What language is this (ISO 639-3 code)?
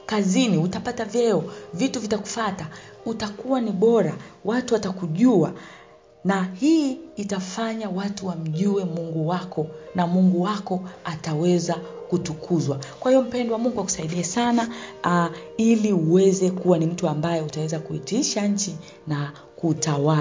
swa